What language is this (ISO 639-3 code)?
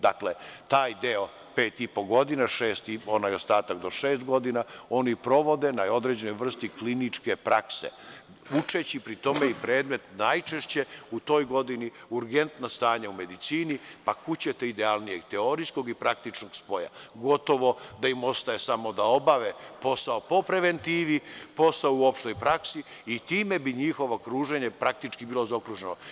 srp